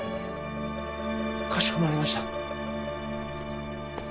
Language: Japanese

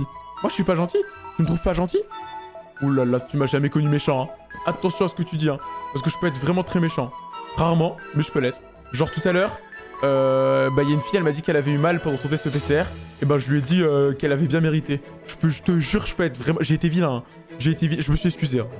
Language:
French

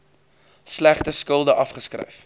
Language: Afrikaans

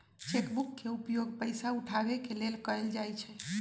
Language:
Magahi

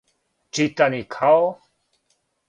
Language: Serbian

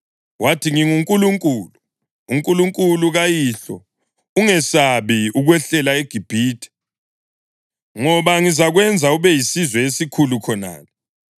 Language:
North Ndebele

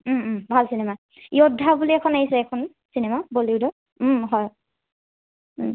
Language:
Assamese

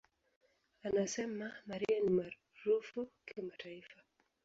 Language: Swahili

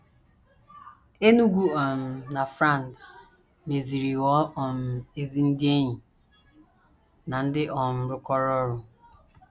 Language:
Igbo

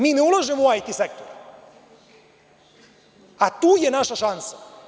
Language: Serbian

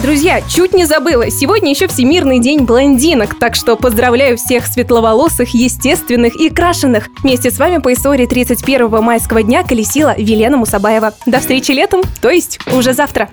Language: Russian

